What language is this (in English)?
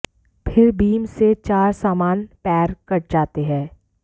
Hindi